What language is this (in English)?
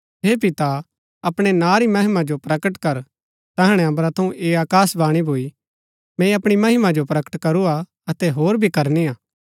Gaddi